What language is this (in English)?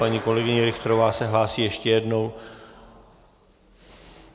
Czech